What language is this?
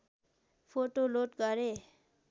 Nepali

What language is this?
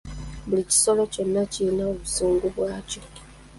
Ganda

